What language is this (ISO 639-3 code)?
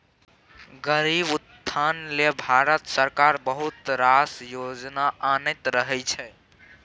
mai